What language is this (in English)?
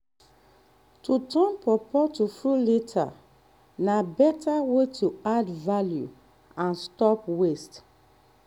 Nigerian Pidgin